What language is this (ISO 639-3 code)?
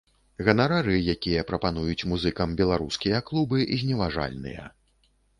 bel